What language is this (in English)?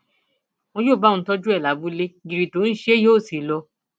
Yoruba